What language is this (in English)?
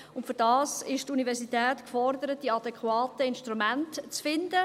Swiss German